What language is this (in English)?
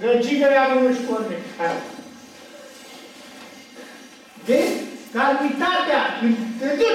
Romanian